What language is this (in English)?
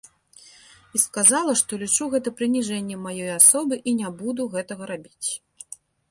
Belarusian